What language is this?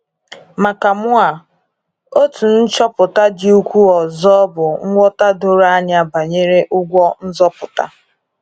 Igbo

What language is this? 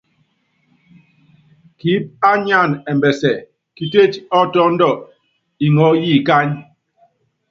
Yangben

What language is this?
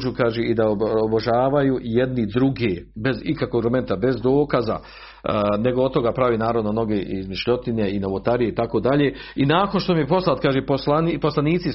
Croatian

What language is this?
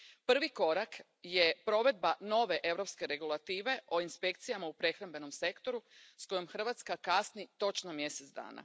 Croatian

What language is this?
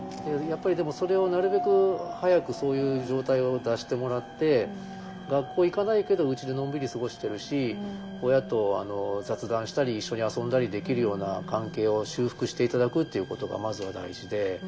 Japanese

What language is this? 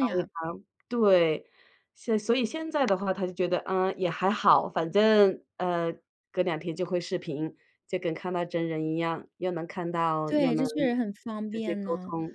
Chinese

